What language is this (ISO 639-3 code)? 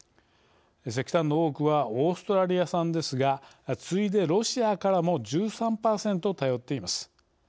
jpn